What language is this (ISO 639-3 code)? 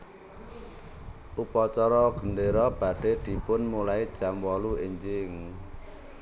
jav